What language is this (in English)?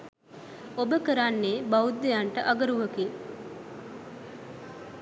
Sinhala